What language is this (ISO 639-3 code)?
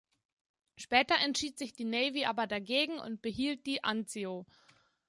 deu